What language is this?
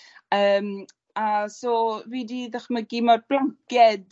Welsh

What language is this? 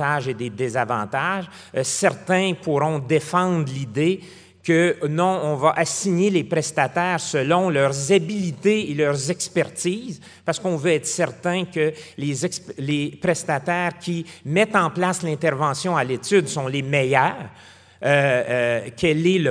French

